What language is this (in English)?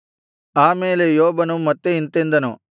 Kannada